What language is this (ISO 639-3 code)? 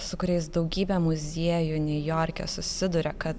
lit